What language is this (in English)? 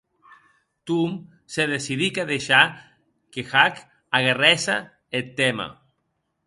Occitan